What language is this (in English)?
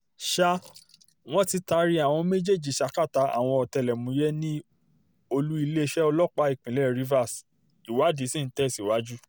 Yoruba